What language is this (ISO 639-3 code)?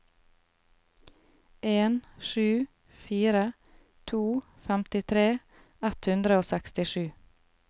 nor